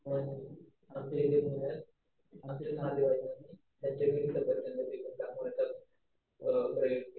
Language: Marathi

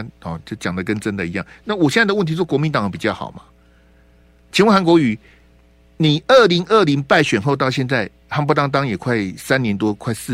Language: Chinese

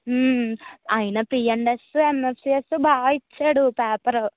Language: Telugu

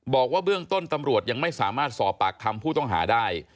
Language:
Thai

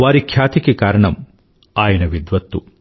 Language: Telugu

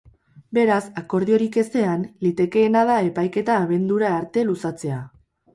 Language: Basque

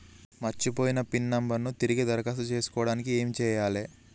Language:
Telugu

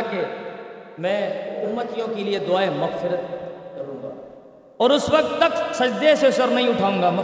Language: Urdu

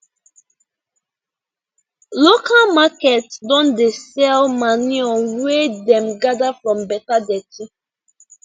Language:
Nigerian Pidgin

